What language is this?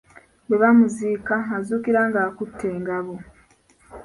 Ganda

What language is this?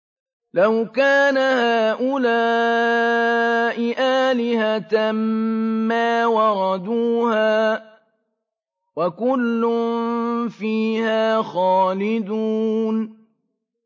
Arabic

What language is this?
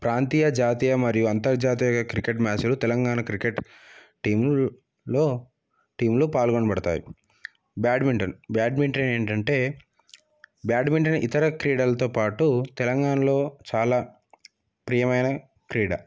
Telugu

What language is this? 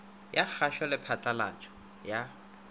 Northern Sotho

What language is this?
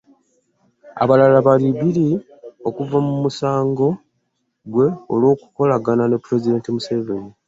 Ganda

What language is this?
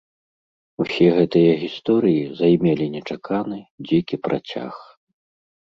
Belarusian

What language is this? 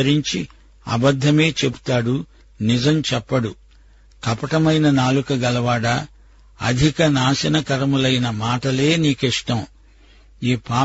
Telugu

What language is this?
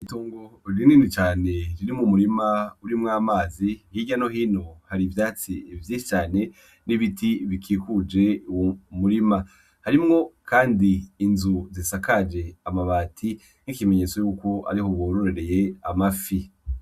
Rundi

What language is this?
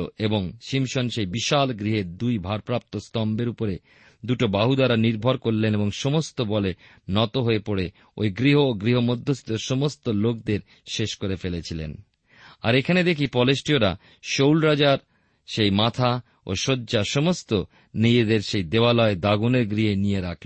Bangla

